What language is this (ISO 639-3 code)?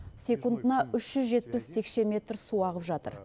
kaz